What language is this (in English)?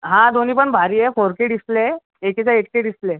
Marathi